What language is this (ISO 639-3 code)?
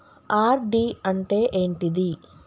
tel